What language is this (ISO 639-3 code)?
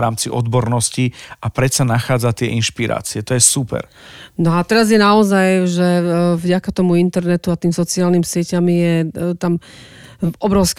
slk